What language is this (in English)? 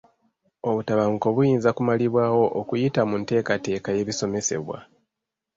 Ganda